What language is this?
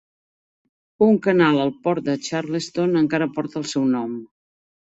Catalan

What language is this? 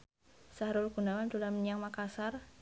Javanese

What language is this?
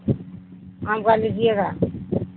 Urdu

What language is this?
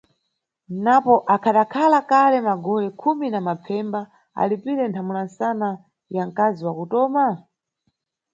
Nyungwe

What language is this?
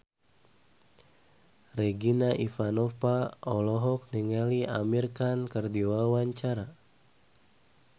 Sundanese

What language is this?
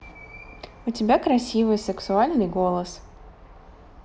Russian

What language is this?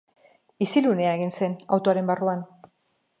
Basque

